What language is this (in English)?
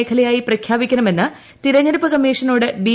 Malayalam